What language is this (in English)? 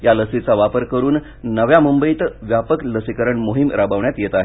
Marathi